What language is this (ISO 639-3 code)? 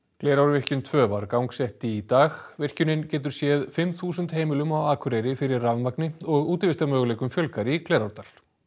isl